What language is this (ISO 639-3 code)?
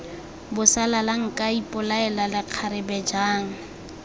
tsn